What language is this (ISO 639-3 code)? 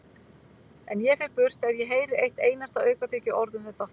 isl